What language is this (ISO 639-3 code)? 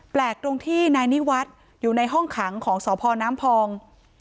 tha